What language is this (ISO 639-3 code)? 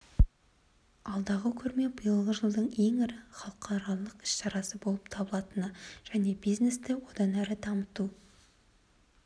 kaz